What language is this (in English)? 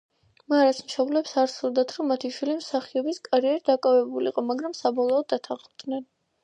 Georgian